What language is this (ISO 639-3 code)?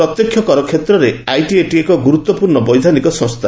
ori